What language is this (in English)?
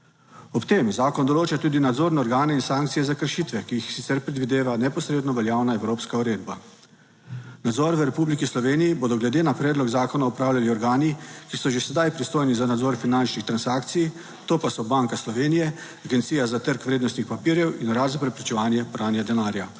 Slovenian